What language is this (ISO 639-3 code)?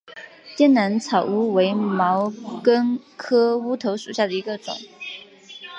zho